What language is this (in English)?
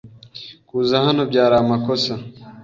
Kinyarwanda